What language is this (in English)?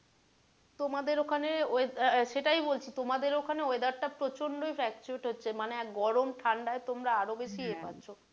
Bangla